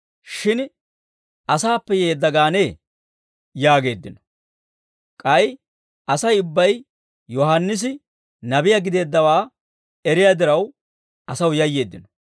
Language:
Dawro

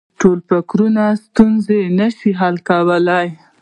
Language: Pashto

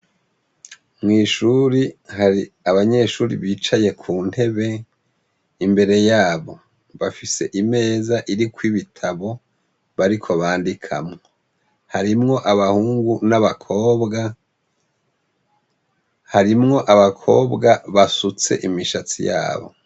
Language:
Rundi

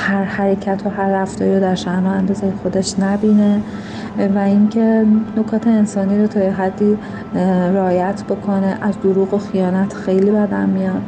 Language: Persian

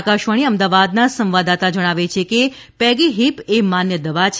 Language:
Gujarati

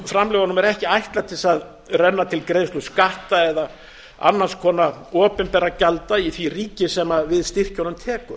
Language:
Icelandic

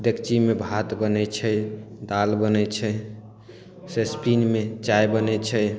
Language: Maithili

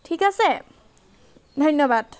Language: Assamese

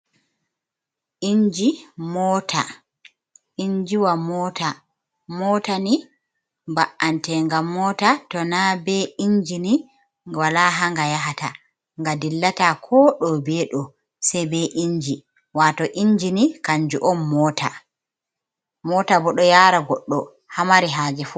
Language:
Fula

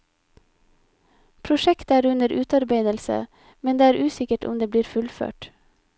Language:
Norwegian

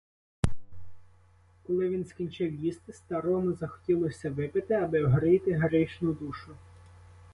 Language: Ukrainian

